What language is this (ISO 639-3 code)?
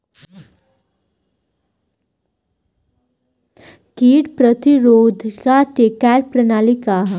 bho